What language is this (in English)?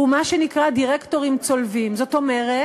Hebrew